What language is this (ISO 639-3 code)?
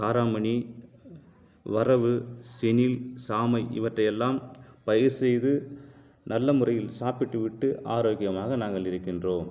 tam